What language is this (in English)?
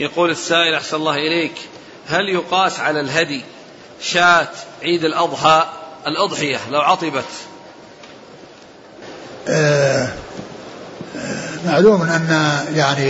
Arabic